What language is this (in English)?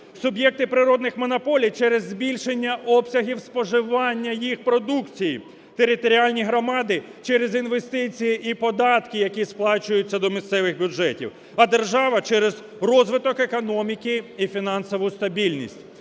Ukrainian